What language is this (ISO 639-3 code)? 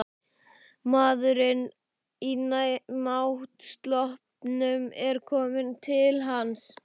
isl